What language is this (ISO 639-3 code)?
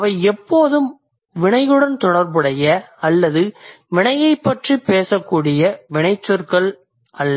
tam